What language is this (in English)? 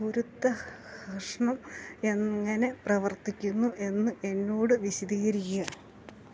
Malayalam